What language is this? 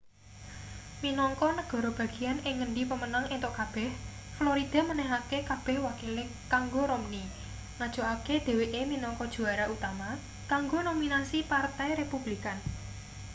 Javanese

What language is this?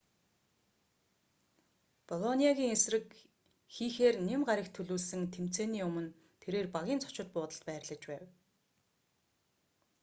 Mongolian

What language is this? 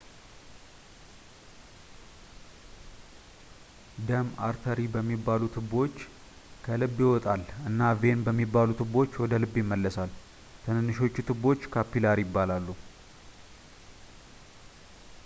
Amharic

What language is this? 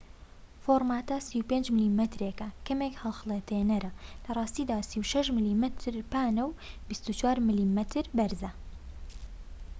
Central Kurdish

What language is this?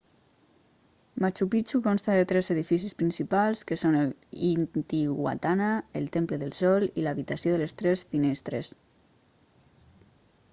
Catalan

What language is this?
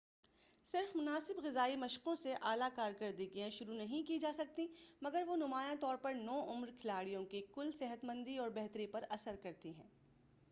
Urdu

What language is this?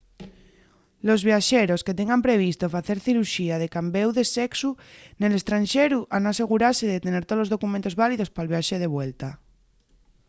Asturian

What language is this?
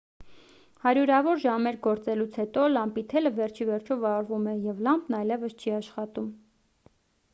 Armenian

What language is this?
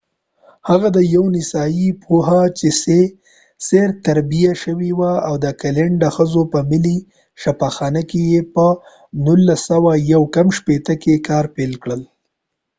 Pashto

